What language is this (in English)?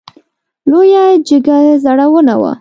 Pashto